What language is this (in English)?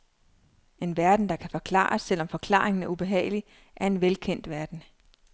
Danish